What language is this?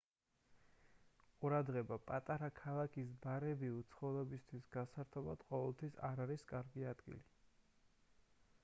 Georgian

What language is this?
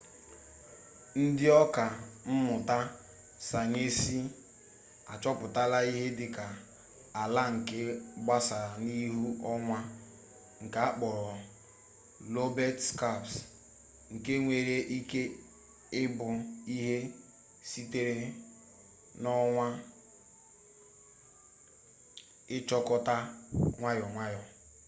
Igbo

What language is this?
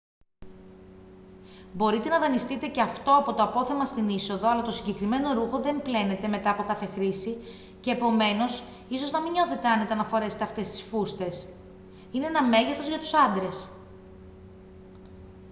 Greek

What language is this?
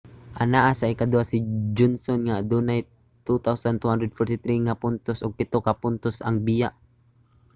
Cebuano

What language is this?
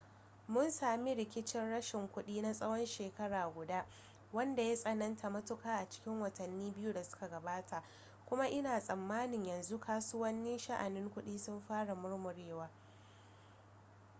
Hausa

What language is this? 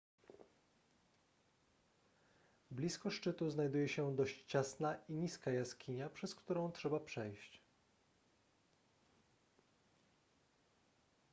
Polish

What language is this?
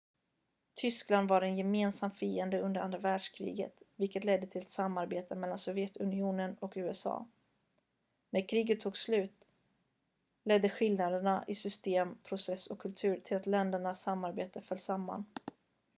Swedish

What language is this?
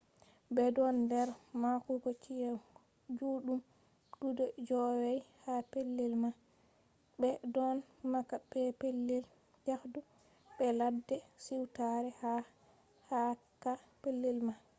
Fula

